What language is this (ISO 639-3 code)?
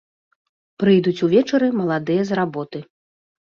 bel